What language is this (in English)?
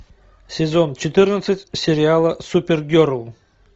Russian